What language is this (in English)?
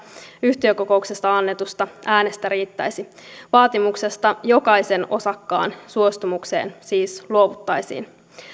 Finnish